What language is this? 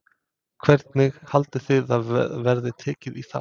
Icelandic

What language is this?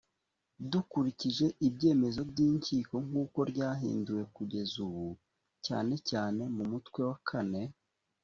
Kinyarwanda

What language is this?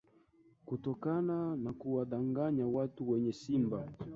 Swahili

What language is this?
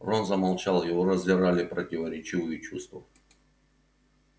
Russian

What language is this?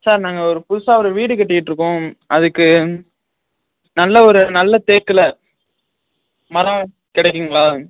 Tamil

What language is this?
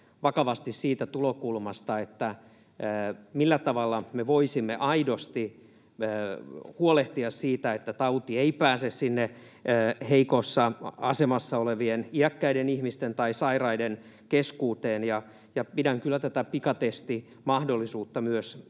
Finnish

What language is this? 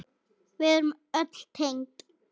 Icelandic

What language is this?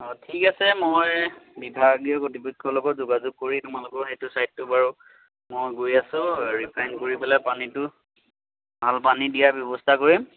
Assamese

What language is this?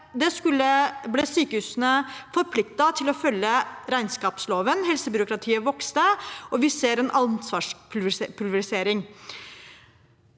Norwegian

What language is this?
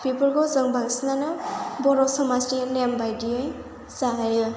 Bodo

